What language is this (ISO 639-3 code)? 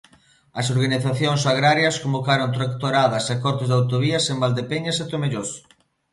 glg